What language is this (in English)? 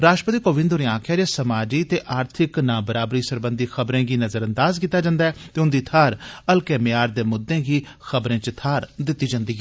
Dogri